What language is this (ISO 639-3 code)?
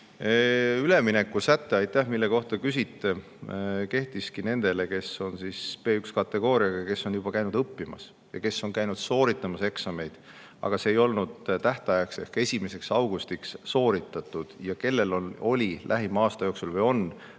est